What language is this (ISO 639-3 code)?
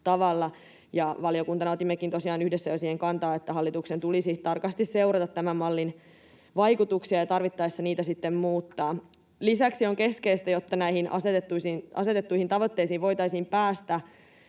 fin